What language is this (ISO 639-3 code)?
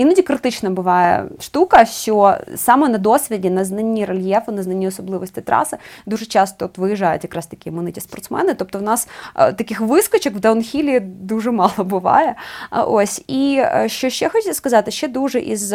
ukr